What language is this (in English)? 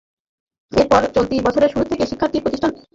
Bangla